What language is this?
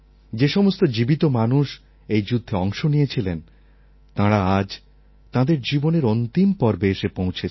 Bangla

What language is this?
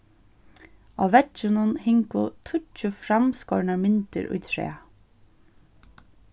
Faroese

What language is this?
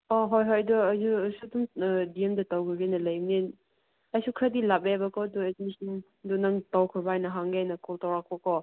Manipuri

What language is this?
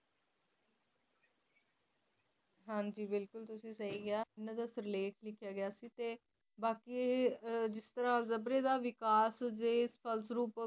Punjabi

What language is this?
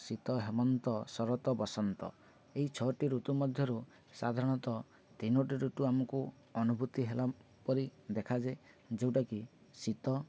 Odia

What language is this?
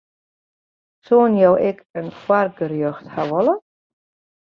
Western Frisian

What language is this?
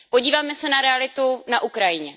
Czech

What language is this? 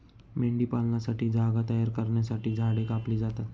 Marathi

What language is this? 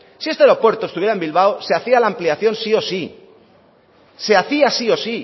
Spanish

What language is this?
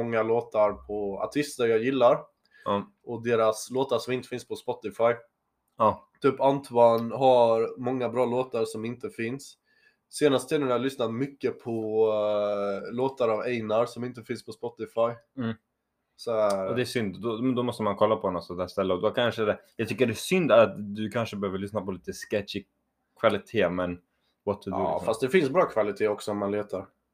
Swedish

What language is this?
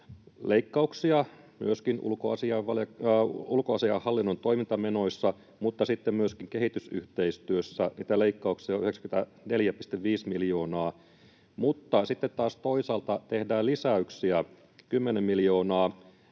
Finnish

